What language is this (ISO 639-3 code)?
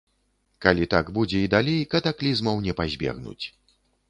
bel